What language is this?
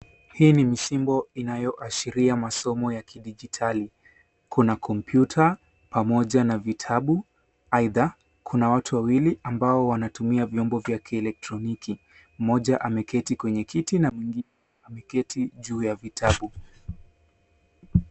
Swahili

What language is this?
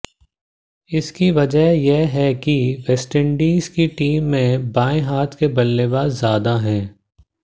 Hindi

